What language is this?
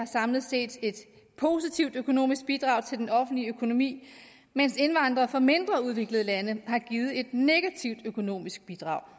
Danish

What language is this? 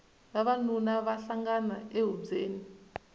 Tsonga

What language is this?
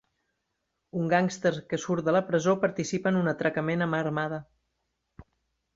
Catalan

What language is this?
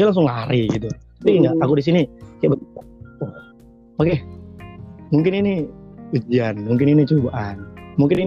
Indonesian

